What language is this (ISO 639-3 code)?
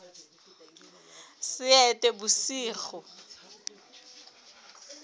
sot